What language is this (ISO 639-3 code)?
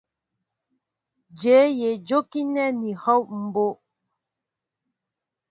mbo